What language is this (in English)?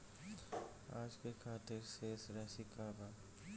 Bhojpuri